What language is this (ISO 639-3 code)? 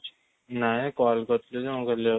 ori